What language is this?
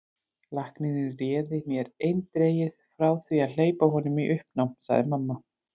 Icelandic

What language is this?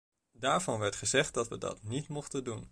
Dutch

